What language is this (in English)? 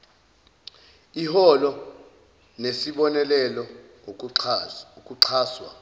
Zulu